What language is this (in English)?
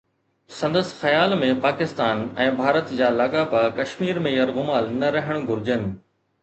Sindhi